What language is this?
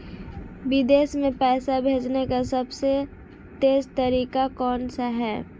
Hindi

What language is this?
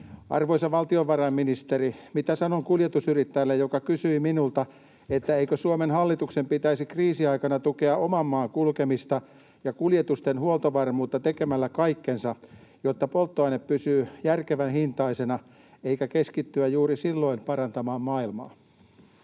Finnish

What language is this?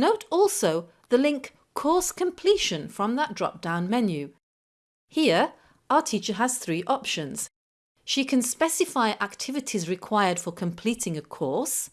English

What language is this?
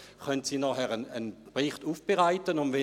Swiss German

